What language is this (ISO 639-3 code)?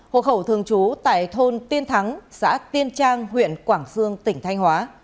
vie